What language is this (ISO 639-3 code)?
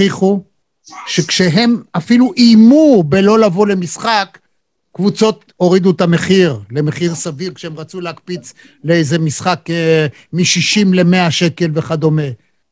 heb